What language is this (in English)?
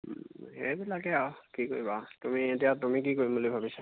Assamese